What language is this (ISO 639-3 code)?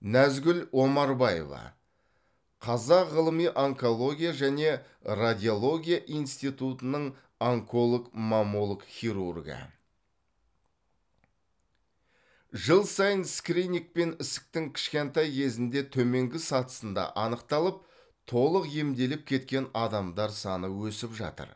kaz